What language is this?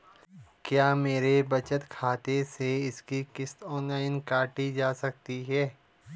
Hindi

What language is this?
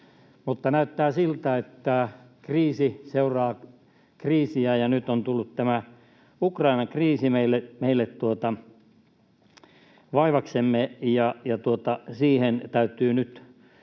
Finnish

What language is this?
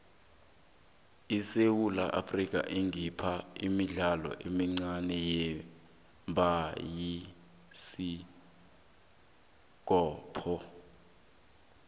South Ndebele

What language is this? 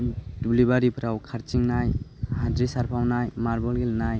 Bodo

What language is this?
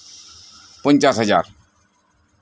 Santali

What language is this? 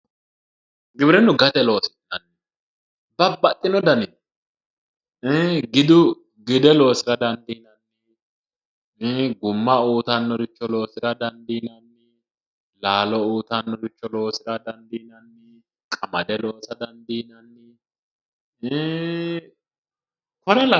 Sidamo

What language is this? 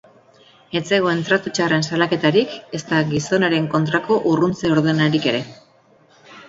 Basque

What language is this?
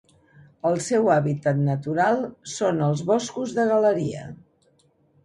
Catalan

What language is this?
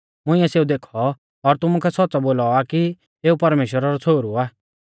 Mahasu Pahari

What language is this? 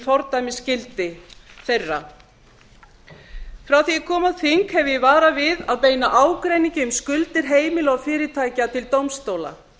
Icelandic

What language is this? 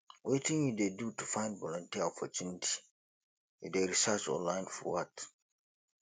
Nigerian Pidgin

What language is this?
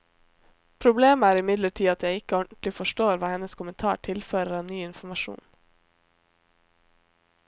Norwegian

